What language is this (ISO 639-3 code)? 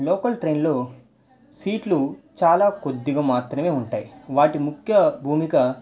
tel